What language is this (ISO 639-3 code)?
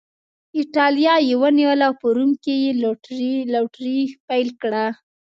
pus